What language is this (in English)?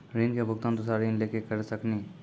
Maithili